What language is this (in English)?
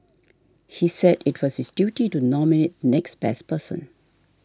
English